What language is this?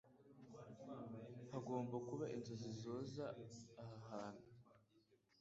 Kinyarwanda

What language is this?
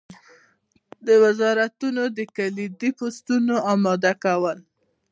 Pashto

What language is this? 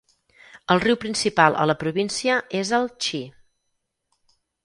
Catalan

